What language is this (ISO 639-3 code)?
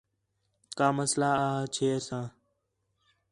xhe